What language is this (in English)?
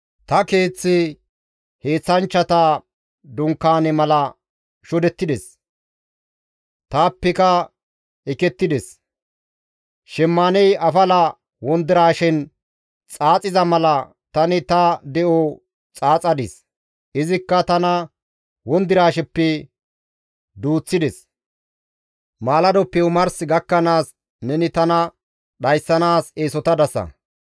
Gamo